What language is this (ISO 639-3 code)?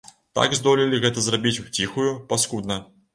bel